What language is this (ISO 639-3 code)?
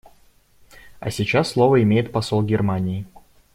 rus